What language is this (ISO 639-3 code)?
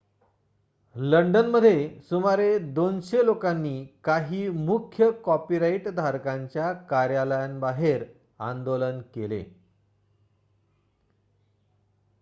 mar